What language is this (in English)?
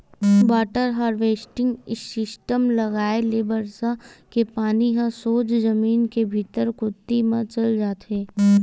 Chhattisgarhi